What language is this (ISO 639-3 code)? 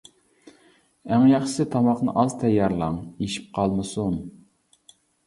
uig